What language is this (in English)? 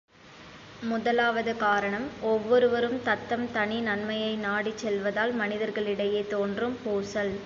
Tamil